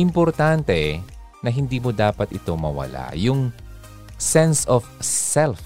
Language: Filipino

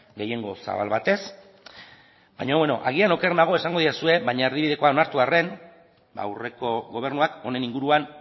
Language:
Basque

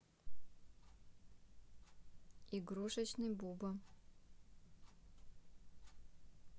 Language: Russian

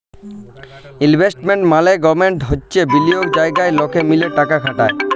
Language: Bangla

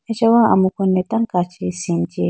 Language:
Idu-Mishmi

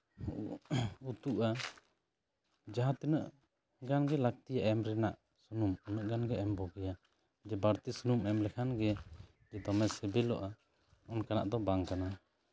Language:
Santali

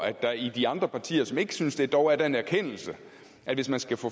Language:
Danish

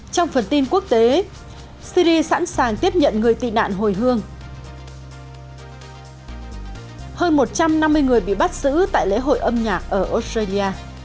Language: Vietnamese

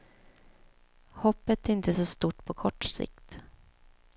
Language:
Swedish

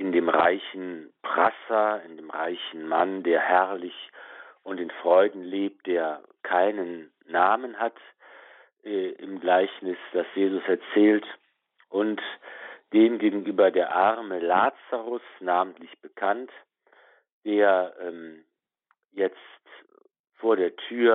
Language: German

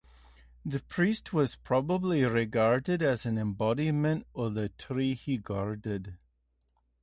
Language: English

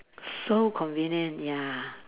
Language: English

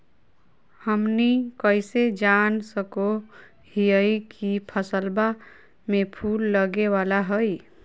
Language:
Magahi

